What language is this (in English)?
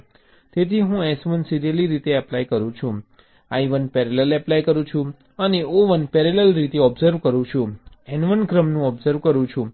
Gujarati